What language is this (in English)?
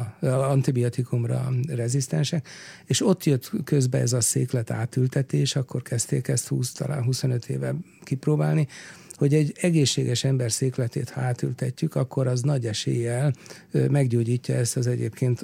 Hungarian